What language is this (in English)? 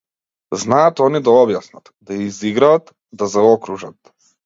Macedonian